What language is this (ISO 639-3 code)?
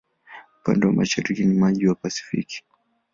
swa